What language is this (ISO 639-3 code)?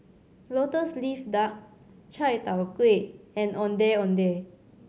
eng